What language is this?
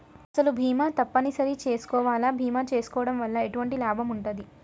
Telugu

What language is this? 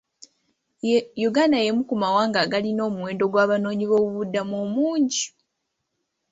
Ganda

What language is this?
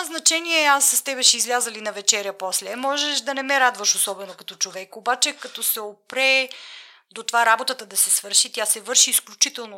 Bulgarian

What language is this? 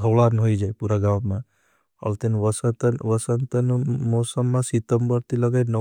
Bhili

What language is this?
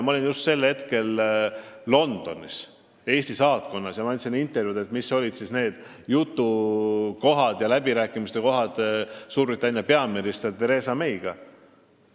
Estonian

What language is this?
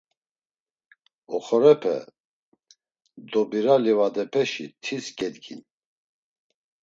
Laz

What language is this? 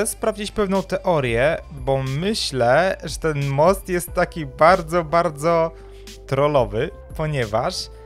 Polish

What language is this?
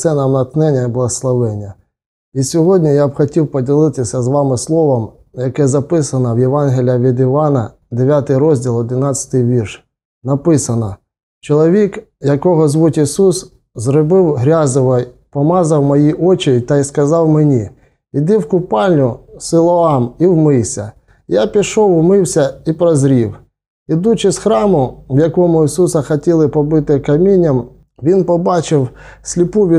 Ukrainian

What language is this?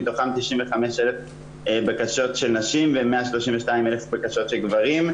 Hebrew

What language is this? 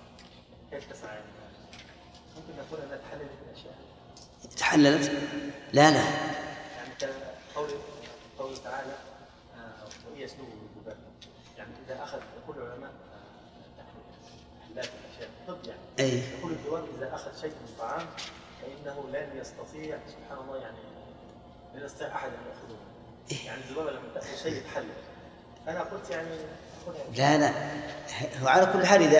Arabic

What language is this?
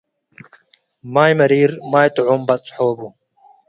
Tigre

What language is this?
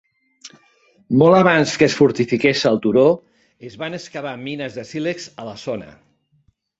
Catalan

